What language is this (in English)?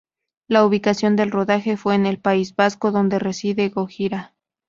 Spanish